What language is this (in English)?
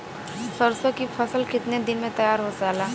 Bhojpuri